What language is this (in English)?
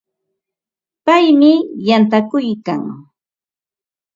Ambo-Pasco Quechua